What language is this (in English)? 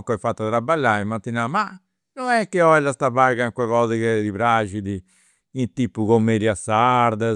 Campidanese Sardinian